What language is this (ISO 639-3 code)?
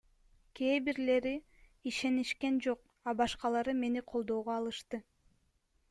kir